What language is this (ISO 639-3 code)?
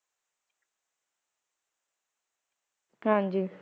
pan